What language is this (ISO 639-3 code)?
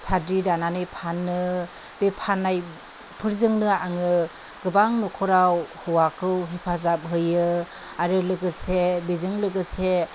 brx